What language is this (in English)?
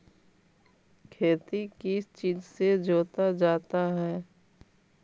Magahi